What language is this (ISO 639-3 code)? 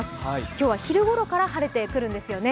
jpn